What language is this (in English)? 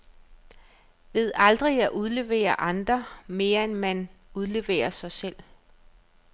Danish